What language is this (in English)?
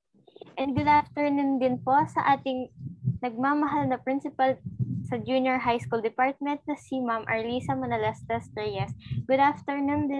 Filipino